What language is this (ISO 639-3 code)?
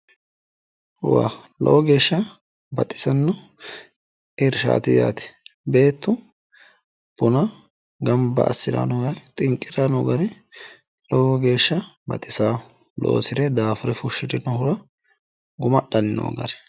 sid